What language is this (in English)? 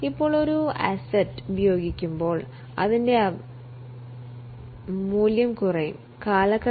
Malayalam